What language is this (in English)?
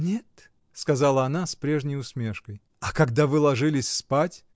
Russian